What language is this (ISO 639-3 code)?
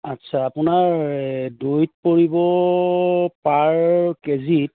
asm